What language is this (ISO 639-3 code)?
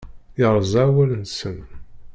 kab